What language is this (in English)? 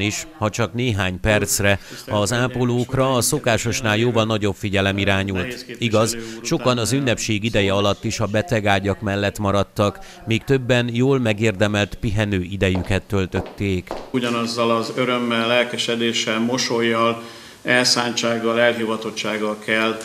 Hungarian